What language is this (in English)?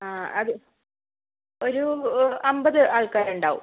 Malayalam